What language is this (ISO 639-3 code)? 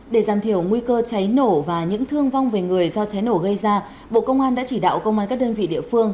vie